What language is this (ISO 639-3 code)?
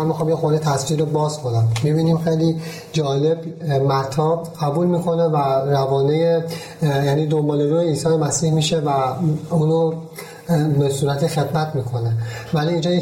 fas